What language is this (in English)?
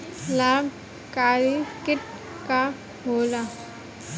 Bhojpuri